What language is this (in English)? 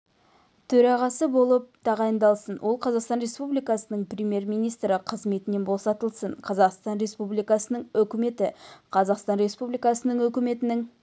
Kazakh